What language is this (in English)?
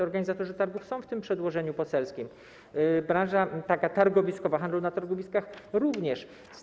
Polish